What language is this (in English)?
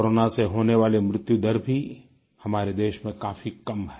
Hindi